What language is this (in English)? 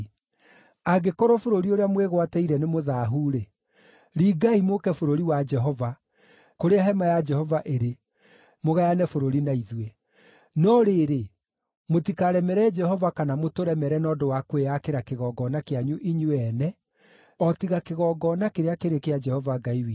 Kikuyu